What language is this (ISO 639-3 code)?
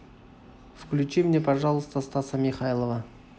rus